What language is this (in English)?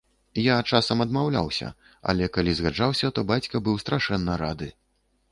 Belarusian